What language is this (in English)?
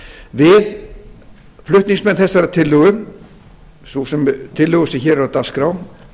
Icelandic